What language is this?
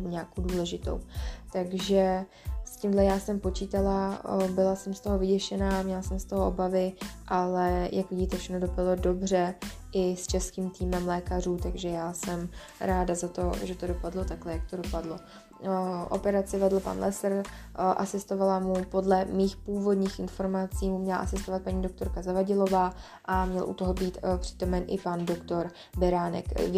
Czech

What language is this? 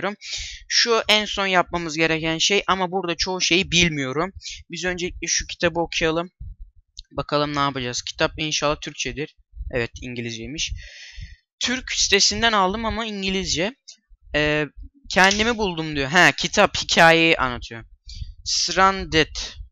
Turkish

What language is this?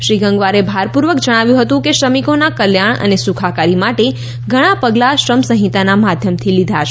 Gujarati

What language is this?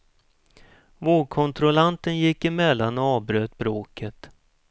Swedish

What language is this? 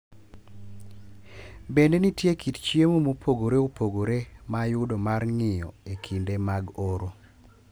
Luo (Kenya and Tanzania)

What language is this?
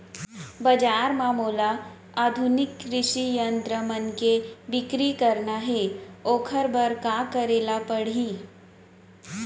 Chhattisgarhi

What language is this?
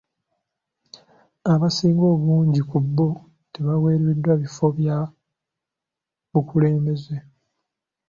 Ganda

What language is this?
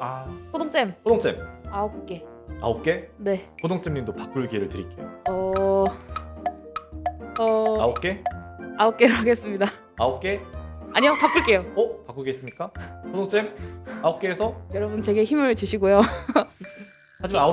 Korean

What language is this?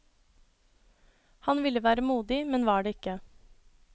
Norwegian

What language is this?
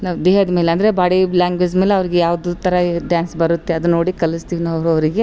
Kannada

